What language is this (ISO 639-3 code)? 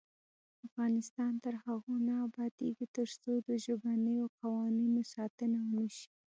pus